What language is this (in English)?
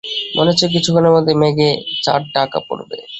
Bangla